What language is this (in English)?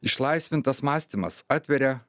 Lithuanian